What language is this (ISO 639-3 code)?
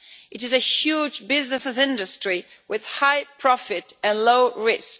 eng